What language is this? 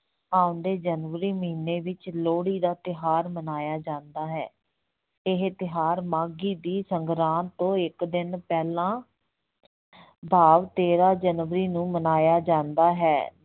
Punjabi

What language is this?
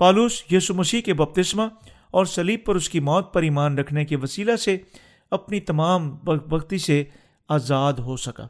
Urdu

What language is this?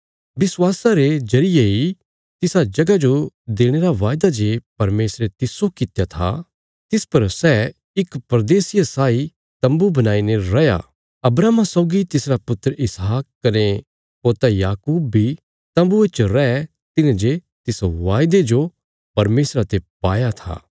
Bilaspuri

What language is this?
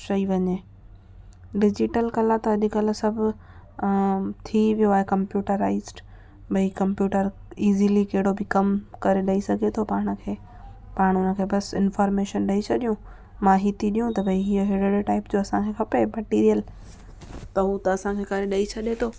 Sindhi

